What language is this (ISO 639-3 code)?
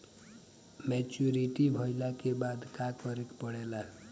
bho